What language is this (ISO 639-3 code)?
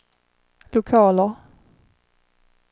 swe